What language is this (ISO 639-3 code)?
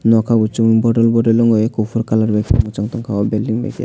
trp